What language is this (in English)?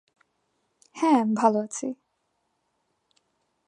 Bangla